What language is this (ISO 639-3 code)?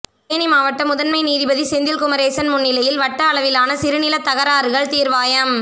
tam